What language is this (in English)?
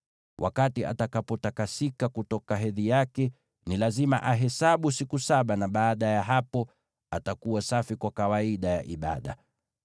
Swahili